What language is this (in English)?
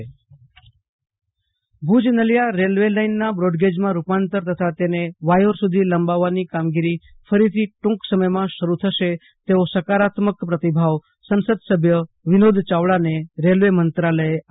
Gujarati